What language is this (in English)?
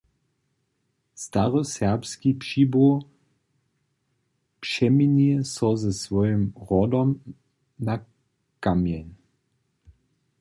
Upper Sorbian